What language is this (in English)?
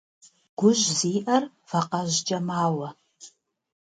Kabardian